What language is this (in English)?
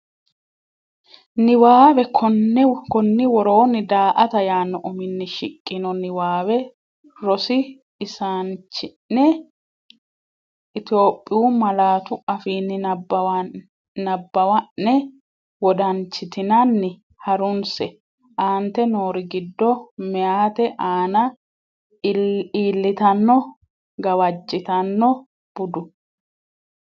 Sidamo